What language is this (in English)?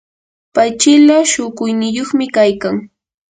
Yanahuanca Pasco Quechua